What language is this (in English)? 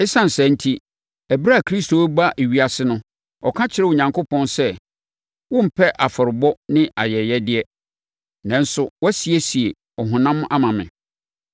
Akan